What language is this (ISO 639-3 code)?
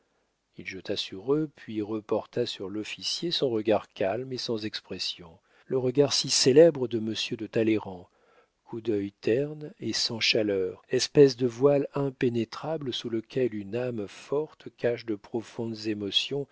fra